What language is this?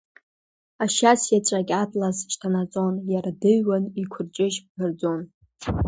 Abkhazian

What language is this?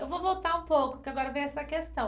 Portuguese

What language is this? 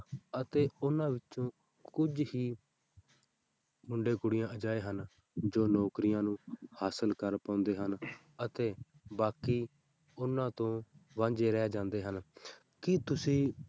Punjabi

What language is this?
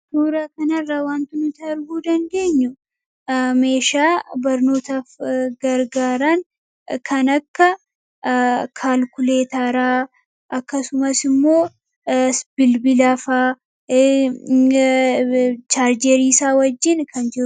Oromo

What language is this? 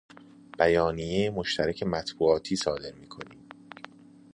Persian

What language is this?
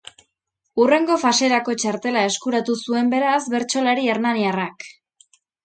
Basque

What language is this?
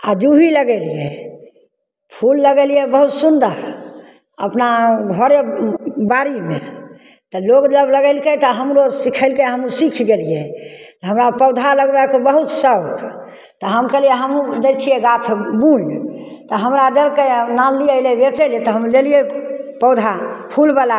Maithili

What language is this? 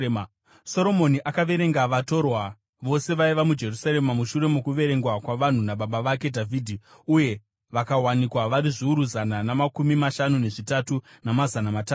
Shona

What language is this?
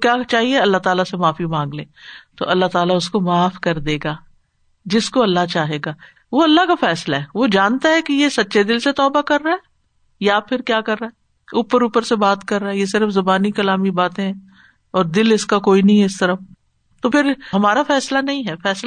Urdu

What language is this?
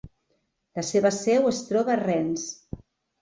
Catalan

